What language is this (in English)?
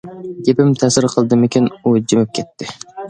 Uyghur